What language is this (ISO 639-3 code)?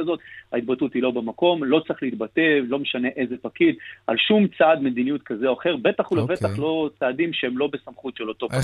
heb